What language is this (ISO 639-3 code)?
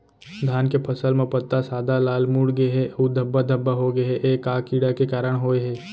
hne